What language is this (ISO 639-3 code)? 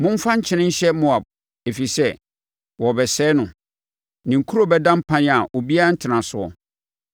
aka